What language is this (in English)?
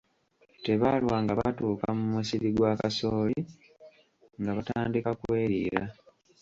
Ganda